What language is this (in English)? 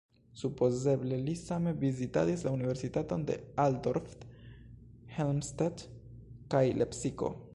Esperanto